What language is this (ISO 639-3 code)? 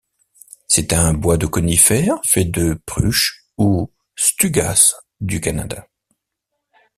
fra